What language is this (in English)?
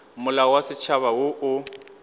Northern Sotho